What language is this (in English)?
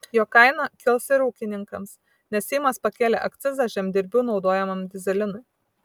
Lithuanian